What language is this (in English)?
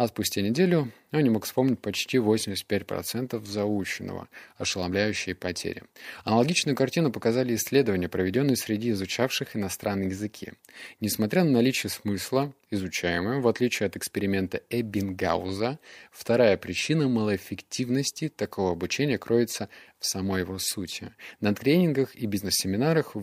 Russian